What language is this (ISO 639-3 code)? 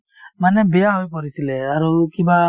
asm